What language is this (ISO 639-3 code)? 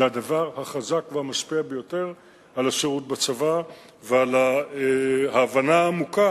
heb